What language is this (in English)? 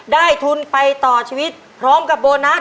Thai